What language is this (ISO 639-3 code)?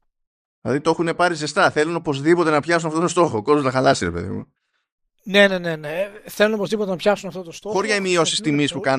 ell